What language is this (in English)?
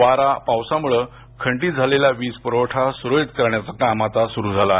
Marathi